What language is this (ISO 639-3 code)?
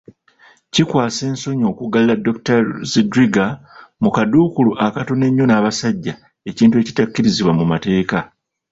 lug